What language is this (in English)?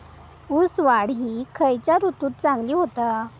Marathi